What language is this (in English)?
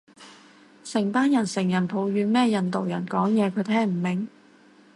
Cantonese